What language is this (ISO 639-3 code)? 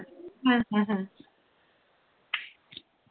ben